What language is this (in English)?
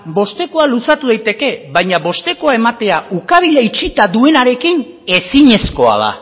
Basque